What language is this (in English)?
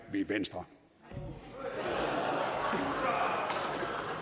Danish